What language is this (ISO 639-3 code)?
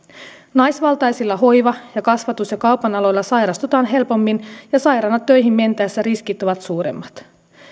fin